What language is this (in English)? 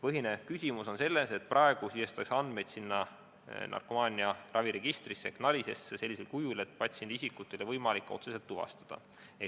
Estonian